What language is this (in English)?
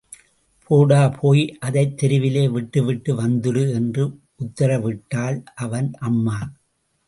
Tamil